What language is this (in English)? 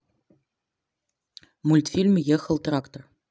Russian